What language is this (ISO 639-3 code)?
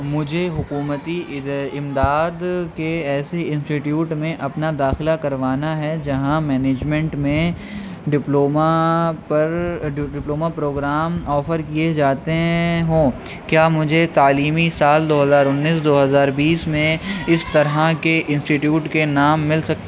urd